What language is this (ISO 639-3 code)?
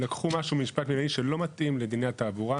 heb